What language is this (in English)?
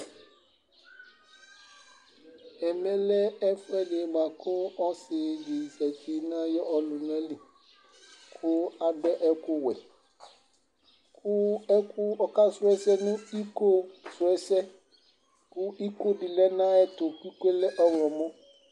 Ikposo